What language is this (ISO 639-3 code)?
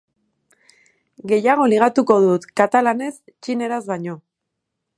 eus